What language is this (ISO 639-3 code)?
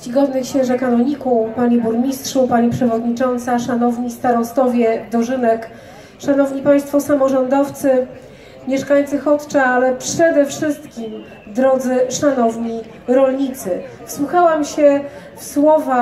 pol